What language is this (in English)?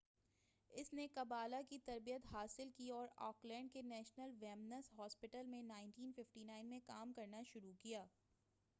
Urdu